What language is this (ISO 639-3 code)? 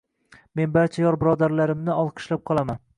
uzb